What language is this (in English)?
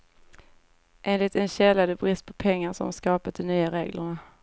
Swedish